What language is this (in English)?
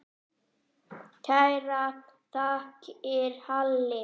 Icelandic